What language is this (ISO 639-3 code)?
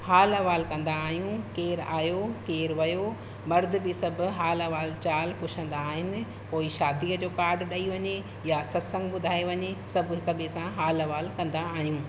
snd